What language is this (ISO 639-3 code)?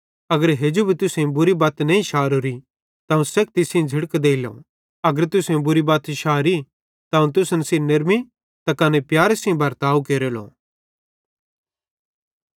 bhd